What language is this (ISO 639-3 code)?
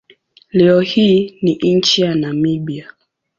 swa